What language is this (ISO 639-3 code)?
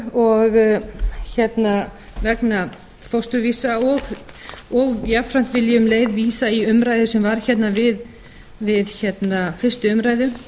isl